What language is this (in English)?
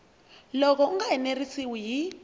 Tsonga